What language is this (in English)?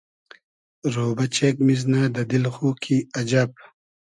Hazaragi